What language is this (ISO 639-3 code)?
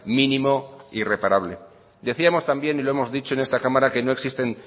spa